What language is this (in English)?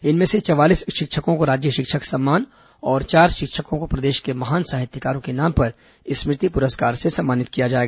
Hindi